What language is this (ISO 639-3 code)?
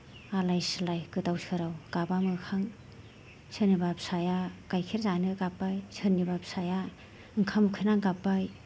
brx